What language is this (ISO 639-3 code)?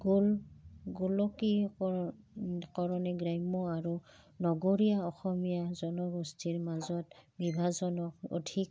asm